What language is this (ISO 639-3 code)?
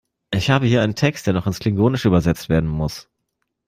deu